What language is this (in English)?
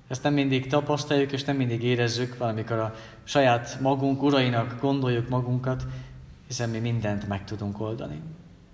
Hungarian